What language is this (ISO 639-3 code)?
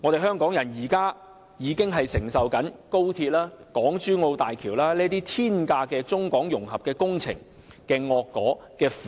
yue